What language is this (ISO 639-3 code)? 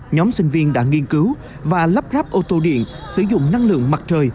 vie